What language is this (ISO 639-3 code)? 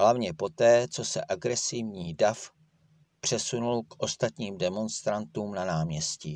ces